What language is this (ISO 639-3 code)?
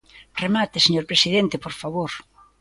glg